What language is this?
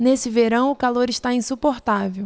Portuguese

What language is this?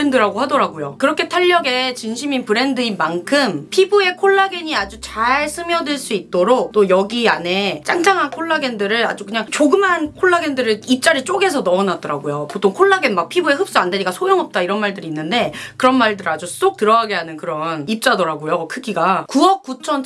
Korean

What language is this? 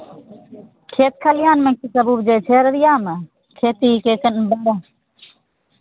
Maithili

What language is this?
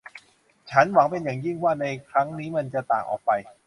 Thai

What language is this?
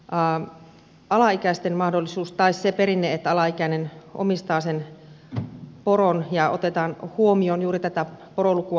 Finnish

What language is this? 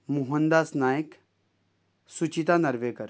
Konkani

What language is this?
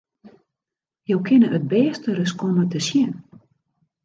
Western Frisian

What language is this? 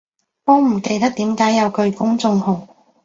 Cantonese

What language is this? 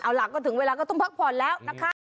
Thai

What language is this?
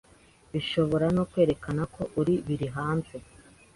Kinyarwanda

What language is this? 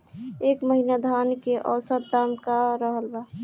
Bhojpuri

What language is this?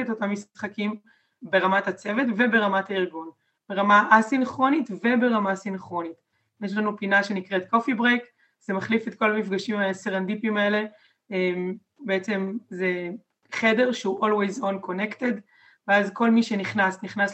Hebrew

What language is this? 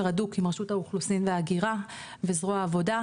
Hebrew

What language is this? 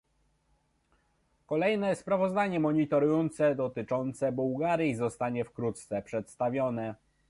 Polish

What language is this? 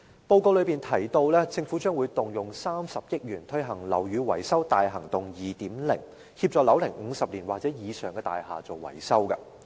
Cantonese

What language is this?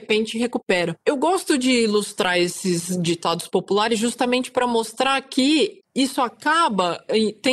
Portuguese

